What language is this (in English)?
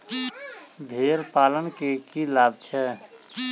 Maithili